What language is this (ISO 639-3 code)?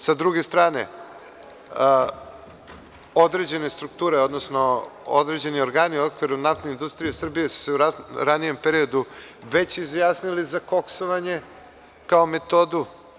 srp